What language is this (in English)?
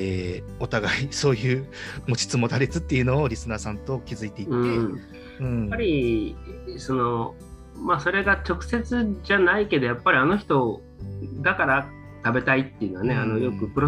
Japanese